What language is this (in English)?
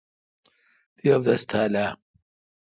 Kalkoti